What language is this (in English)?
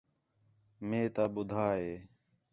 Khetrani